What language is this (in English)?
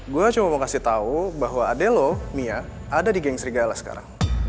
Indonesian